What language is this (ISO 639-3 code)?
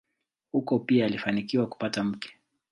swa